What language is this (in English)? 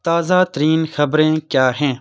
Urdu